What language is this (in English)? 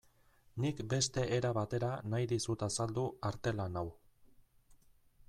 Basque